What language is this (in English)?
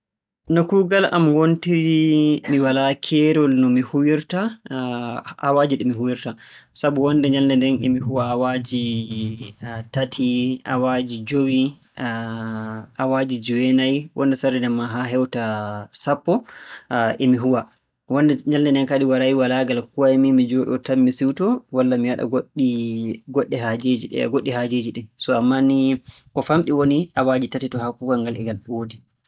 Borgu Fulfulde